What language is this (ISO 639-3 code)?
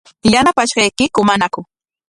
qwa